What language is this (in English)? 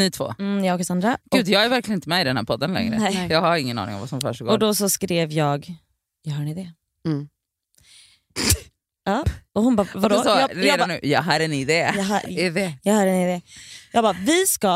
Swedish